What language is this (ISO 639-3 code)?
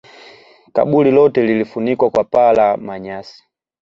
swa